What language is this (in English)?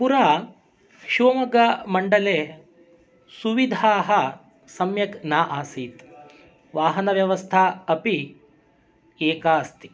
Sanskrit